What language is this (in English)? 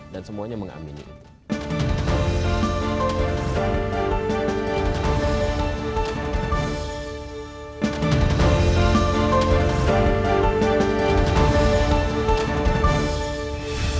Indonesian